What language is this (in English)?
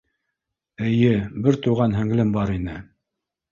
Bashkir